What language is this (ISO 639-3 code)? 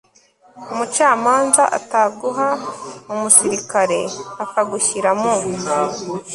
kin